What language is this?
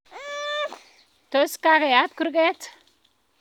Kalenjin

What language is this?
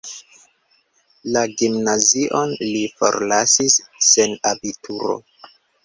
Esperanto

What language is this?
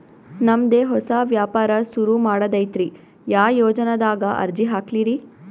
Kannada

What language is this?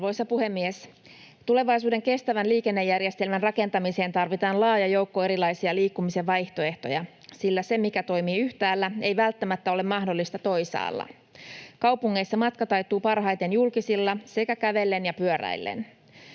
Finnish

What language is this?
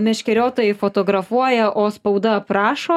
Lithuanian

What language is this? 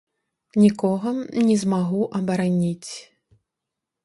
Belarusian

